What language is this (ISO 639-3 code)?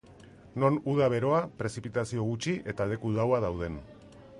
eus